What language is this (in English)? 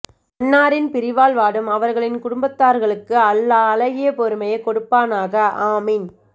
Tamil